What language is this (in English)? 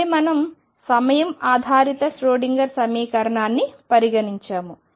Telugu